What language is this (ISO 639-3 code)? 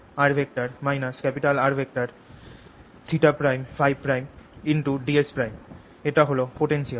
ben